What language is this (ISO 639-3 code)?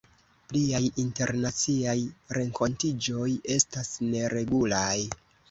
epo